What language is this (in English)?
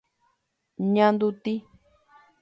Guarani